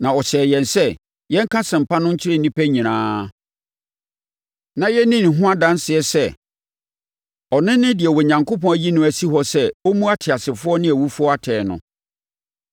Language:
Akan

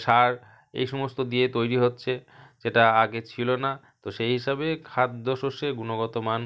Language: Bangla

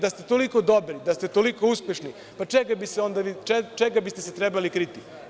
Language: Serbian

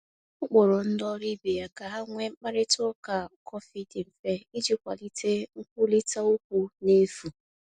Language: Igbo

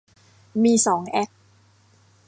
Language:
Thai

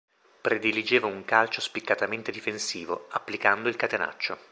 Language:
Italian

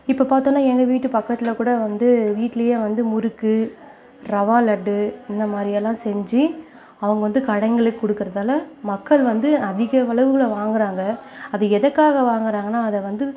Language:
Tamil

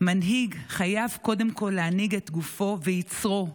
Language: Hebrew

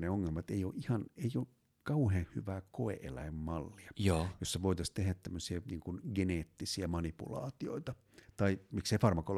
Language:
Finnish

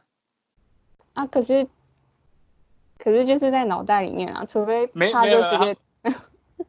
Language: Chinese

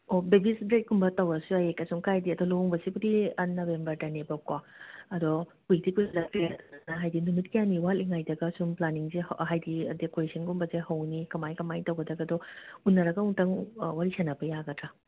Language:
Manipuri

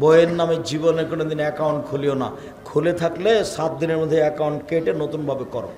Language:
Hindi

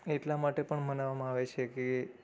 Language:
Gujarati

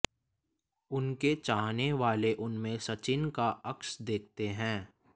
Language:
Hindi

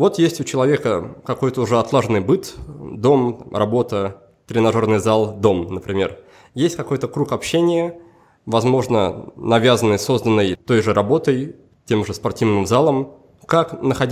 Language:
Russian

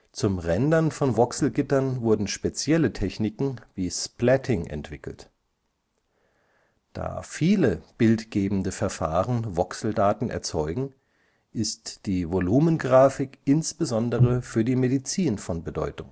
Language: German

